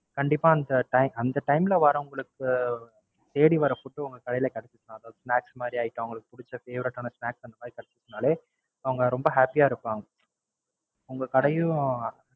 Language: Tamil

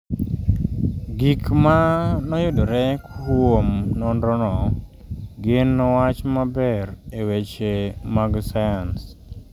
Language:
Luo (Kenya and Tanzania)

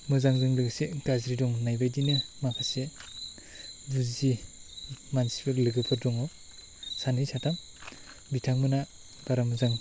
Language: Bodo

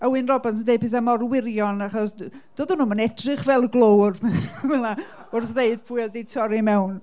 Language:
Welsh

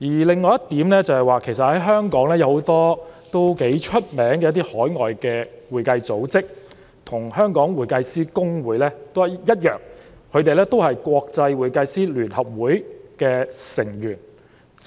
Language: Cantonese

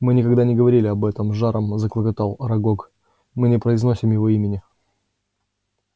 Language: Russian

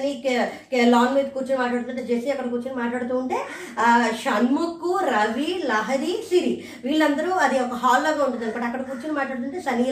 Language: Telugu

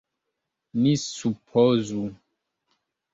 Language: Esperanto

